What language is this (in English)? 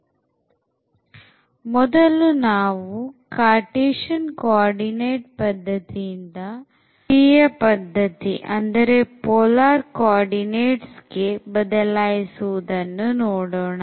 Kannada